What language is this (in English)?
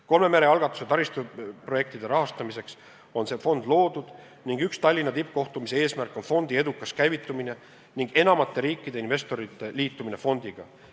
Estonian